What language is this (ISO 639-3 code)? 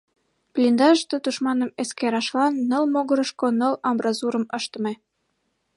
chm